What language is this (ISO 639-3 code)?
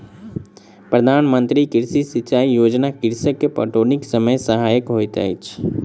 mai